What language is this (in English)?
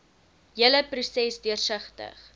Afrikaans